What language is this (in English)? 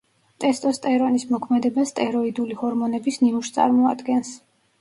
Georgian